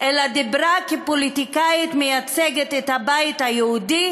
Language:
Hebrew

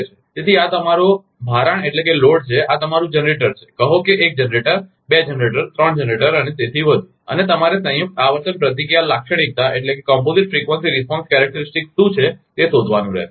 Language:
Gujarati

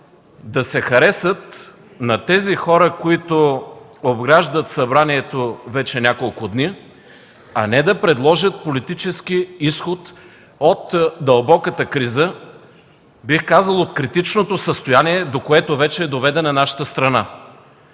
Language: Bulgarian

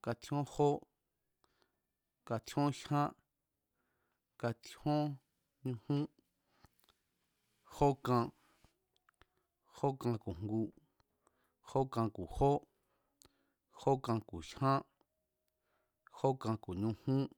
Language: Mazatlán Mazatec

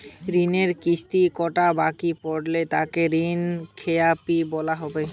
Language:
Bangla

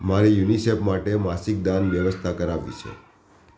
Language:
Gujarati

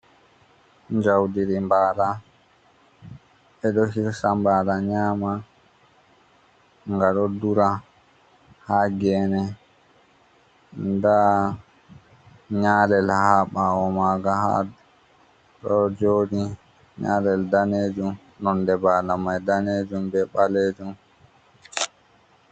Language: Fula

